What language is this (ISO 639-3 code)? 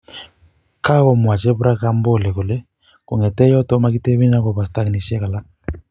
kln